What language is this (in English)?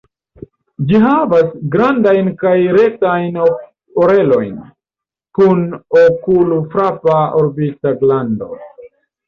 Esperanto